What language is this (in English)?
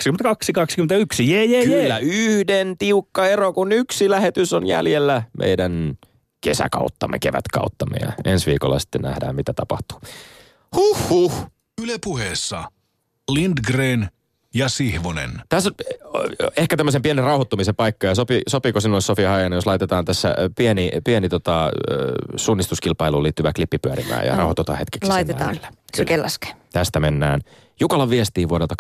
Finnish